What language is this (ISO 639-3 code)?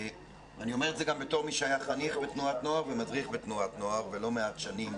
heb